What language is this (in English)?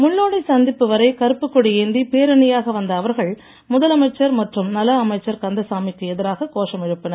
Tamil